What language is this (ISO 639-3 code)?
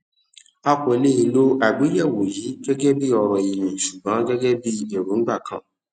yor